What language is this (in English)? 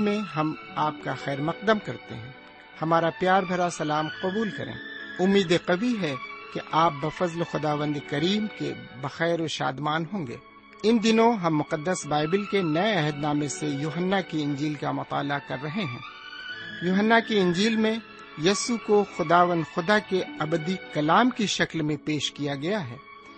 Urdu